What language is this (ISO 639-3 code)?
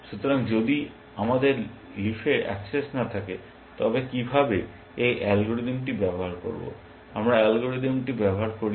ben